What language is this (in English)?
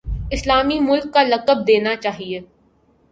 Urdu